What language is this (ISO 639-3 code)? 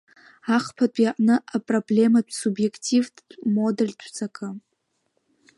abk